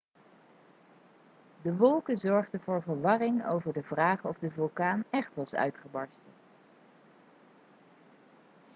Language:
Dutch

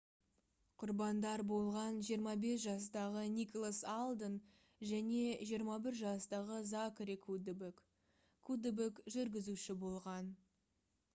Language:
Kazakh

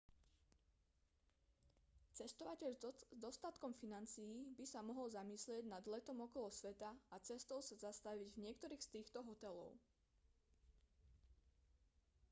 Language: Slovak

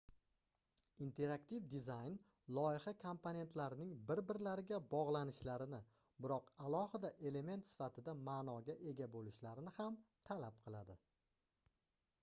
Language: Uzbek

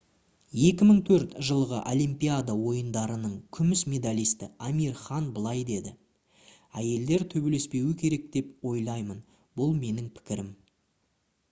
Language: Kazakh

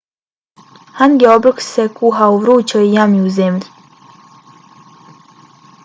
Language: Bosnian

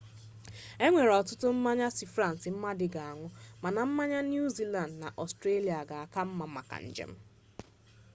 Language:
Igbo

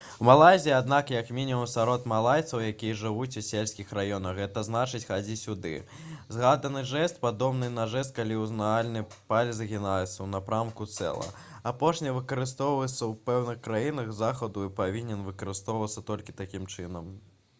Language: Belarusian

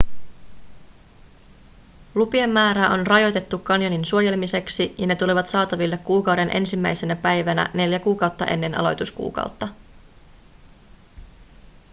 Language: Finnish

